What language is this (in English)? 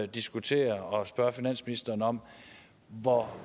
Danish